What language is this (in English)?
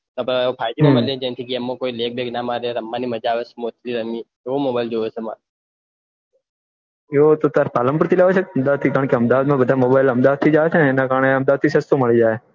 Gujarati